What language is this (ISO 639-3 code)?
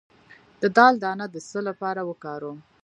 pus